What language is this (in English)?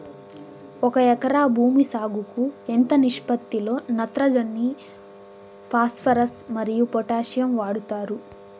Telugu